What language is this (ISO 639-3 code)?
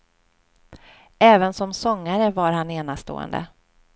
swe